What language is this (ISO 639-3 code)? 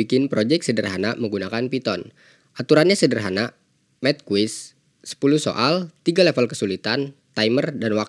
ind